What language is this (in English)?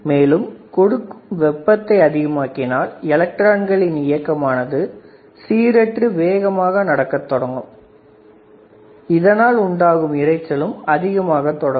Tamil